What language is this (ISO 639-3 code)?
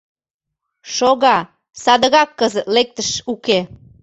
chm